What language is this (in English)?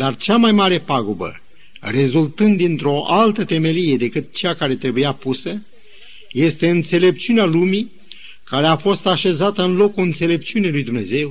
Romanian